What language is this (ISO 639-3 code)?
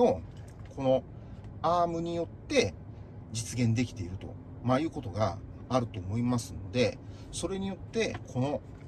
jpn